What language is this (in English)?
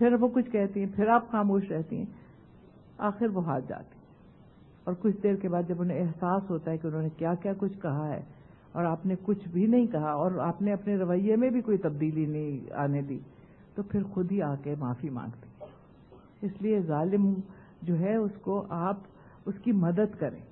Urdu